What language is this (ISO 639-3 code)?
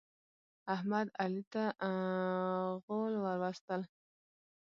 pus